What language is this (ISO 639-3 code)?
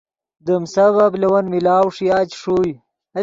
ydg